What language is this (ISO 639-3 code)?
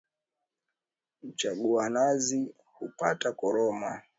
swa